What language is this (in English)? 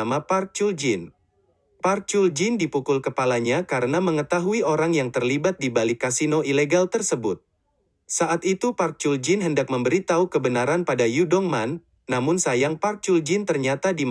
Indonesian